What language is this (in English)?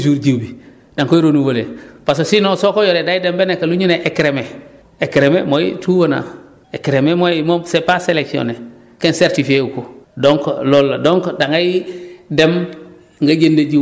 Wolof